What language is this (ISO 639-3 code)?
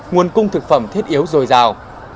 vie